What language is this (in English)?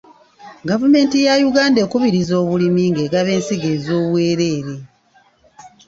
Ganda